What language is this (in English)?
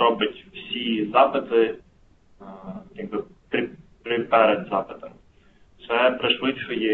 Ukrainian